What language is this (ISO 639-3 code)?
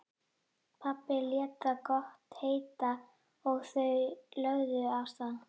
isl